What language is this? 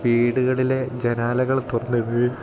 Malayalam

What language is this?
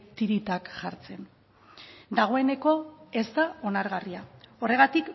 Basque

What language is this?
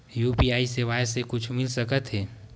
Chhattisgarhi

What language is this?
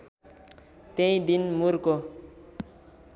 Nepali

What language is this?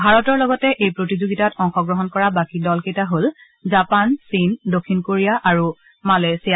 Assamese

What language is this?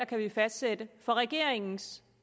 Danish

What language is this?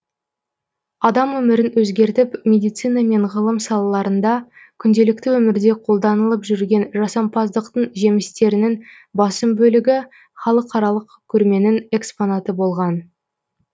Kazakh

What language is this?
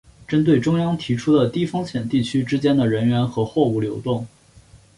Chinese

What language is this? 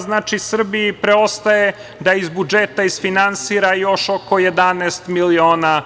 Serbian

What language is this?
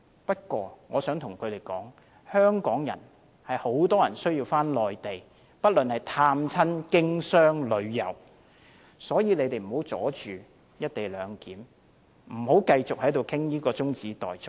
Cantonese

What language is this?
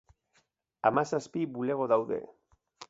Basque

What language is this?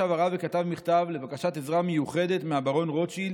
Hebrew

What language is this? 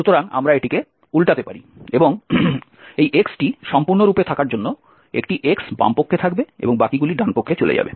Bangla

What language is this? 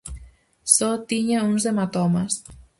Galician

